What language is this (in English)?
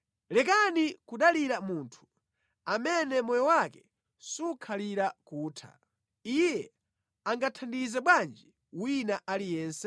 Nyanja